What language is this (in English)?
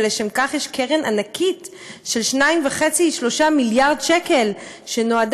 Hebrew